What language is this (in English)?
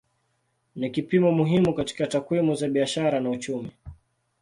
Swahili